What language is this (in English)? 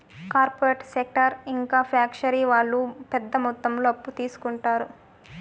Telugu